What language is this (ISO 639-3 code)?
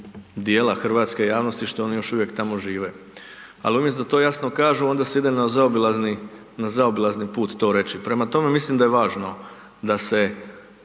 hrv